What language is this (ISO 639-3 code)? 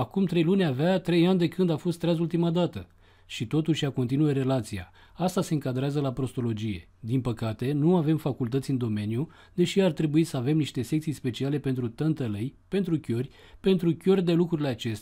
ron